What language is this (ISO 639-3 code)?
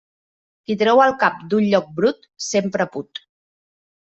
cat